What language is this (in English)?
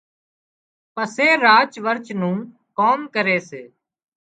Wadiyara Koli